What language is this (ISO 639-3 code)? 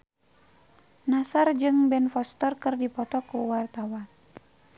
sun